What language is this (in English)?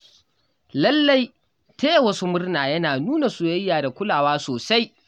Hausa